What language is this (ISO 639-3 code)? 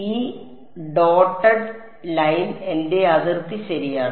mal